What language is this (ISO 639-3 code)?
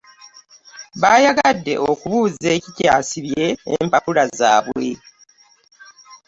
lug